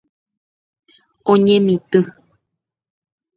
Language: Guarani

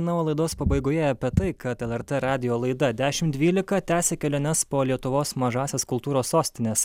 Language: Lithuanian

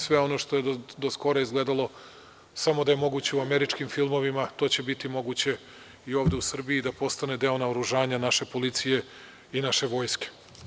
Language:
Serbian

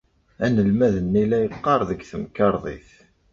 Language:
Kabyle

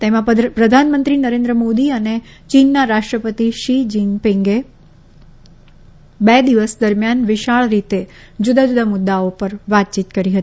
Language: Gujarati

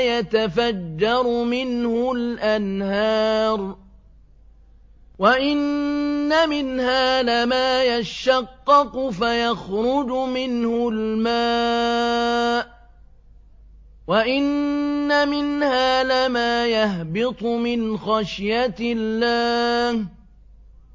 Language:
Arabic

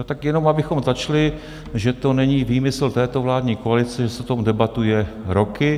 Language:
Czech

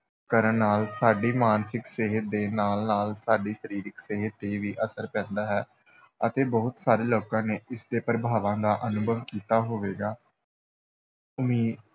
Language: Punjabi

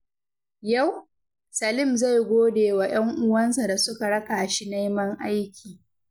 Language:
Hausa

